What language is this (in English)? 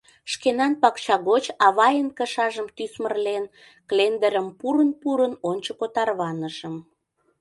Mari